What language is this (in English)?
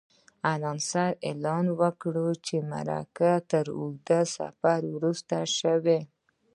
Pashto